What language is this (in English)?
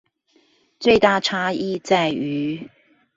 Chinese